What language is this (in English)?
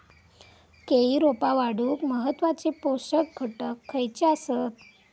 Marathi